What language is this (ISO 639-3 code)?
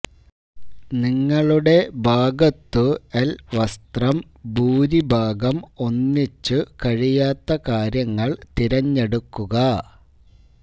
mal